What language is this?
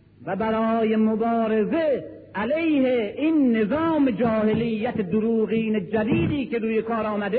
Persian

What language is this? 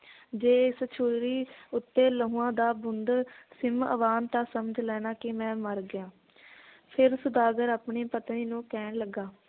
Punjabi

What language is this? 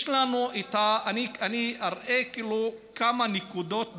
Hebrew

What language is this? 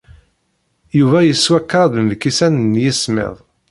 Kabyle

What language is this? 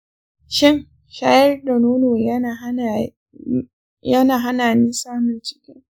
Hausa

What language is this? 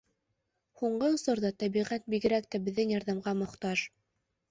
Bashkir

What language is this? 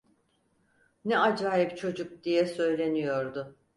Turkish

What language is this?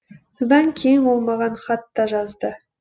Kazakh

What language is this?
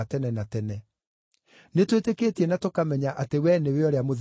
Kikuyu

